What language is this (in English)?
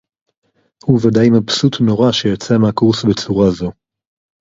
Hebrew